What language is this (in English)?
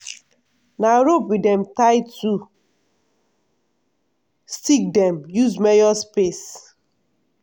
Nigerian Pidgin